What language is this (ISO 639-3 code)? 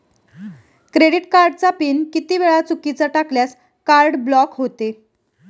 mar